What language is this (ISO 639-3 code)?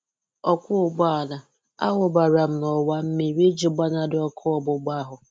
ibo